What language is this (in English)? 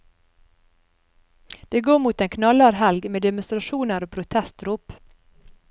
Norwegian